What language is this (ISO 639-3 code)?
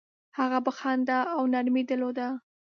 pus